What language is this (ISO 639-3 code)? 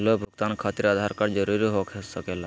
mag